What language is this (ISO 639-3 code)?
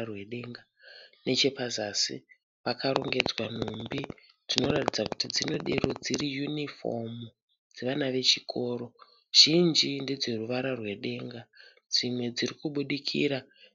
sna